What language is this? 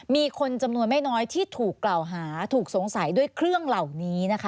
Thai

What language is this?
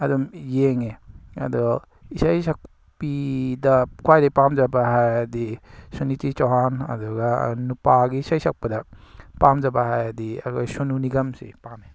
Manipuri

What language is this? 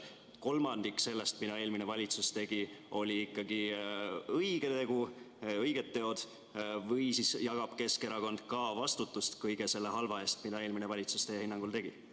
Estonian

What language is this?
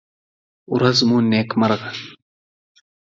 Pashto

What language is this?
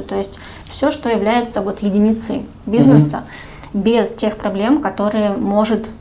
Russian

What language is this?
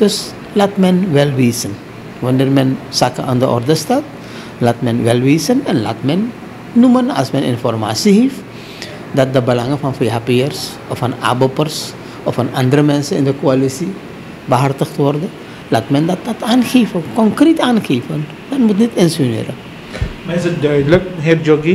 Dutch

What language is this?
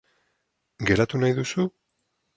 Basque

